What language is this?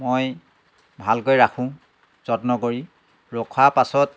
Assamese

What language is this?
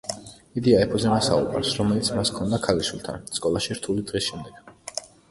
Georgian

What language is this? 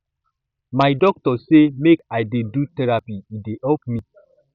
Nigerian Pidgin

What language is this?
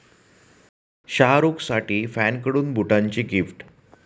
Marathi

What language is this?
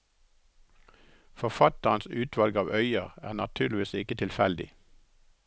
Norwegian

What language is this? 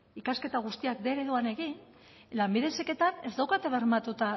Basque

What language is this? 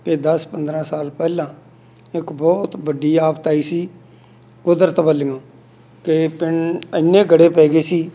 Punjabi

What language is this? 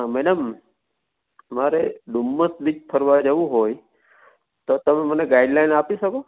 Gujarati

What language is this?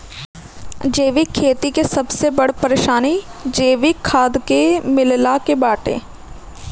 Bhojpuri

